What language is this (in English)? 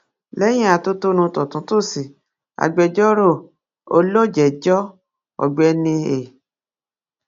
Yoruba